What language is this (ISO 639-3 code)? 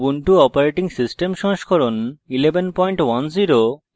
ben